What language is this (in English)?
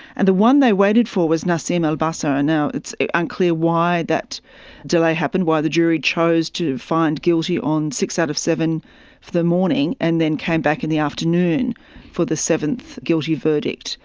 English